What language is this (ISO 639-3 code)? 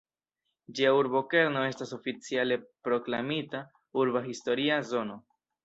epo